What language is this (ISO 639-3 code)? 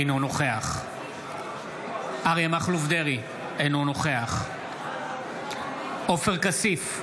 heb